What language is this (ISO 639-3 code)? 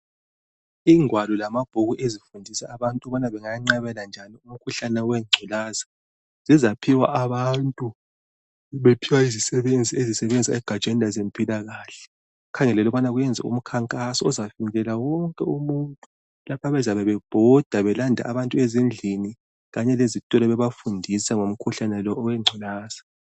nde